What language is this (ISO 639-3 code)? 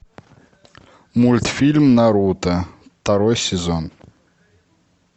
rus